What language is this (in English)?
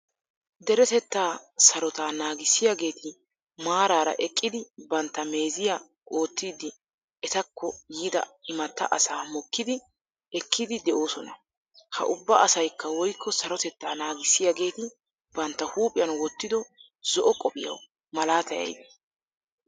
Wolaytta